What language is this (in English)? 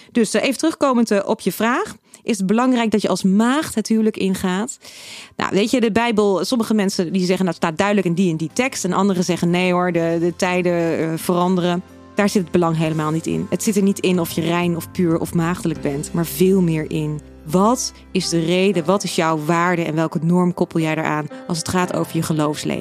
Dutch